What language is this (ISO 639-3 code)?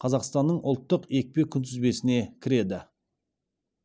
kaz